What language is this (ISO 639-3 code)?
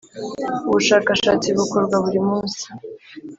kin